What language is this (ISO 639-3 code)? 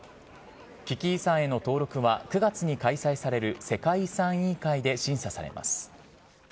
jpn